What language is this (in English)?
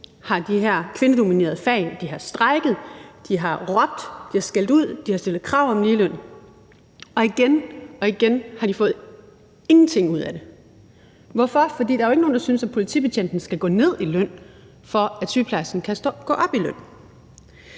Danish